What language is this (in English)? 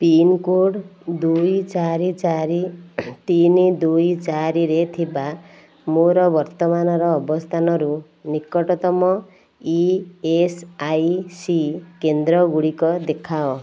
Odia